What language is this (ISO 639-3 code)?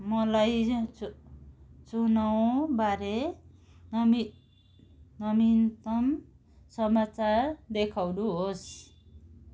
nep